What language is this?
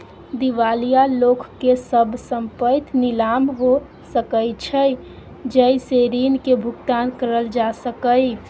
Maithili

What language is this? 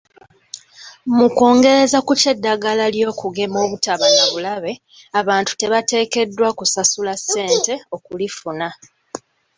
Ganda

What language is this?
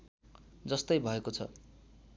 Nepali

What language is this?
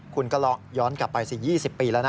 Thai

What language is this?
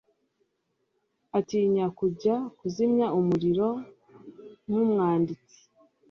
Kinyarwanda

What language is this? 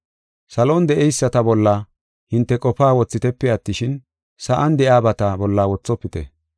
Gofa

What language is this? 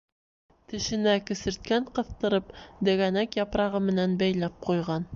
Bashkir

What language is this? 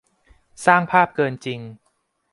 Thai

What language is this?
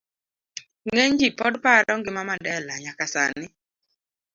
Luo (Kenya and Tanzania)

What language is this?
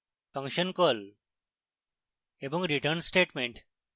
Bangla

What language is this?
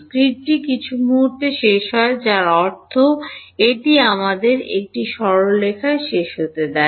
Bangla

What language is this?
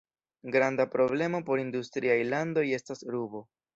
Esperanto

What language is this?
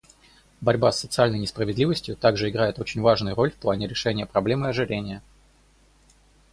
Russian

